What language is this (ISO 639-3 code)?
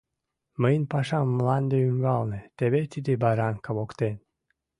chm